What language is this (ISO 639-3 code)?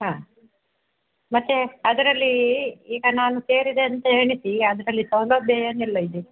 kan